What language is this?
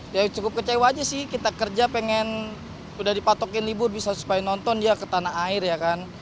Indonesian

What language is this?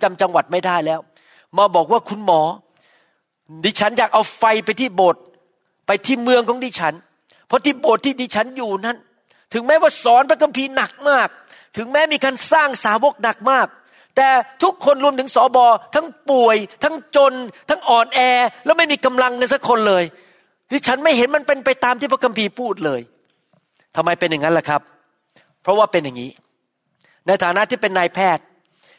Thai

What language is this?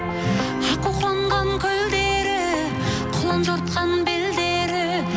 Kazakh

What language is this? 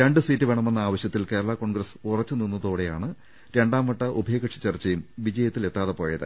Malayalam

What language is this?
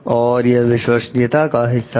Hindi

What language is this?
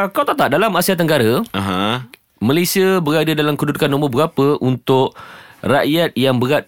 Malay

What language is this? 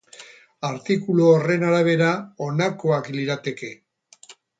Basque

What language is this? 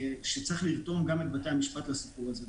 Hebrew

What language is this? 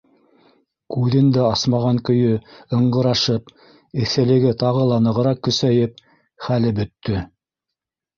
Bashkir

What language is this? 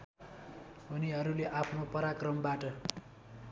Nepali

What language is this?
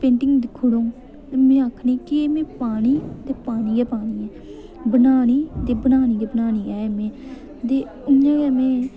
Dogri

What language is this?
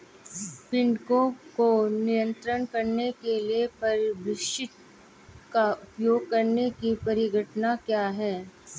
Hindi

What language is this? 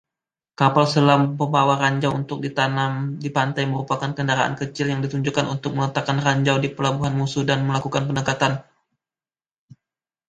Indonesian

